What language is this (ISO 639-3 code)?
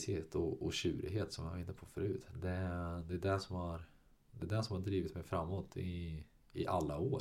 swe